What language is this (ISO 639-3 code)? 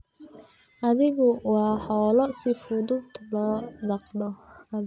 som